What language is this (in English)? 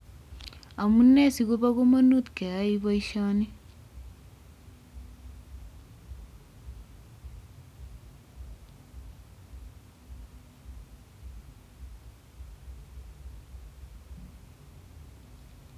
Kalenjin